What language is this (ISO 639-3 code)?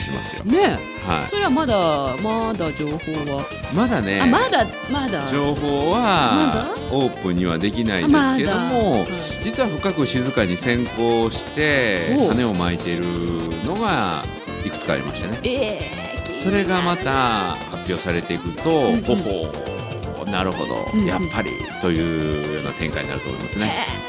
jpn